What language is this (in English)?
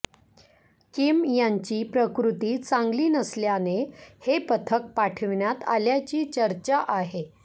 Marathi